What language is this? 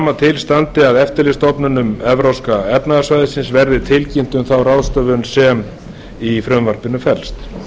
Icelandic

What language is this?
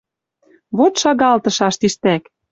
Western Mari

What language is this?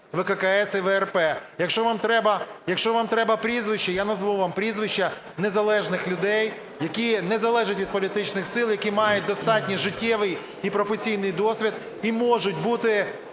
Ukrainian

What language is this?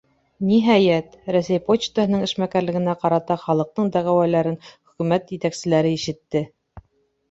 Bashkir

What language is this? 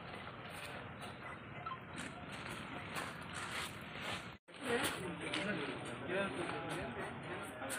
Hindi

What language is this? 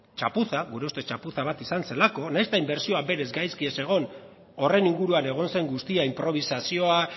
Basque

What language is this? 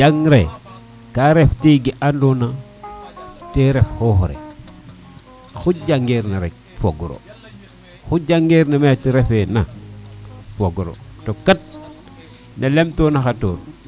Serer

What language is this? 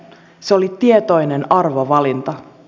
Finnish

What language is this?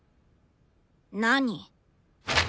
Japanese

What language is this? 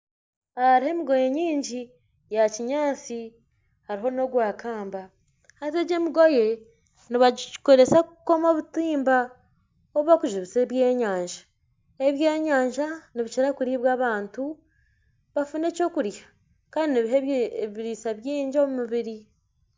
Nyankole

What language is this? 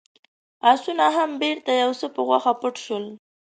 Pashto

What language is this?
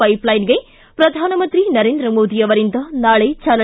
Kannada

